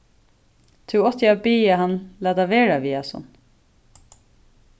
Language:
Faroese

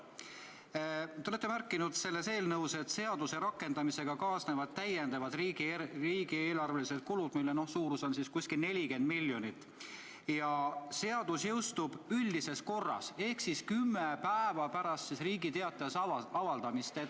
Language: Estonian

